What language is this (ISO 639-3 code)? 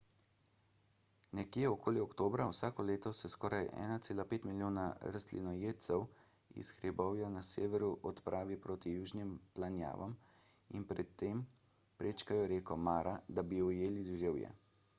slv